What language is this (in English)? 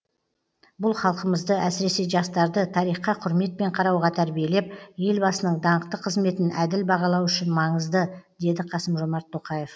Kazakh